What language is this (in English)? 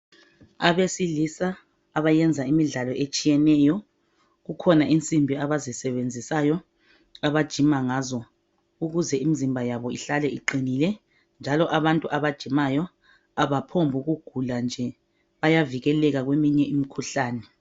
North Ndebele